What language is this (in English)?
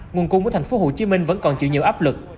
Vietnamese